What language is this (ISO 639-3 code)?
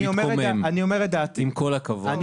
heb